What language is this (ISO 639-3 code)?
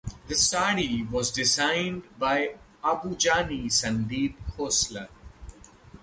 eng